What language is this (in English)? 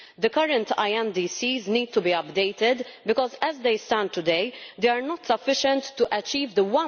English